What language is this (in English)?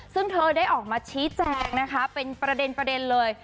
Thai